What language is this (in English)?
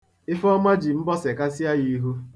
Igbo